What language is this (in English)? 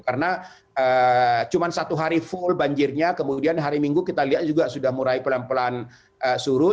Indonesian